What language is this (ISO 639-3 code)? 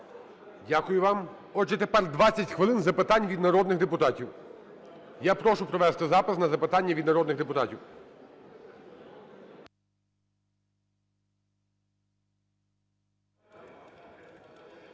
ukr